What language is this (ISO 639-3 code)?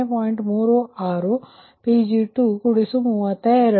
kan